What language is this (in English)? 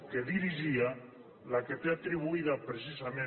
Catalan